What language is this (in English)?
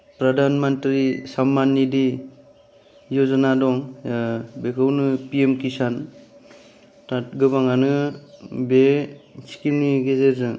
Bodo